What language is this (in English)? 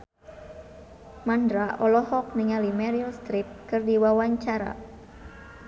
Sundanese